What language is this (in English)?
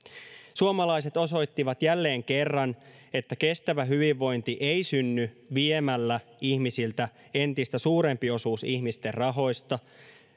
Finnish